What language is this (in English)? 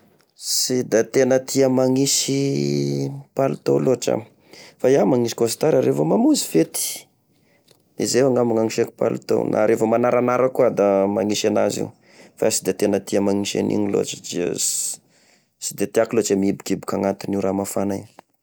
Tesaka Malagasy